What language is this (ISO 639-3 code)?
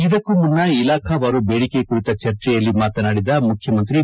kan